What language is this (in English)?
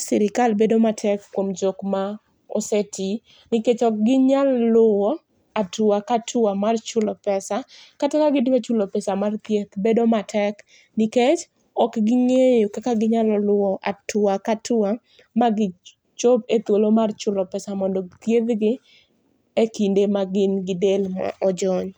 Luo (Kenya and Tanzania)